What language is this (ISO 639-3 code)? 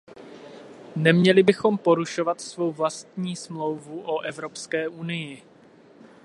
ces